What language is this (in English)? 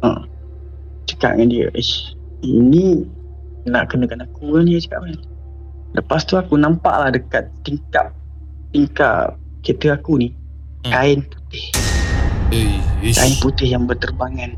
Malay